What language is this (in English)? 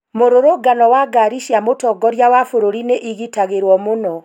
Kikuyu